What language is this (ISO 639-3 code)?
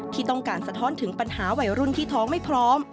tha